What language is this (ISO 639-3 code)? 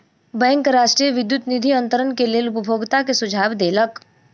mai